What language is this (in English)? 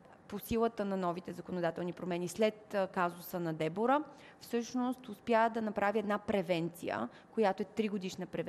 Bulgarian